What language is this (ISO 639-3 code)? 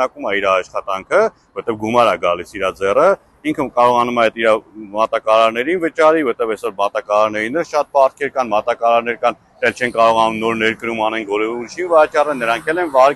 ron